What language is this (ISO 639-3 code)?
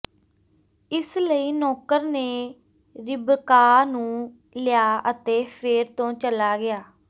pan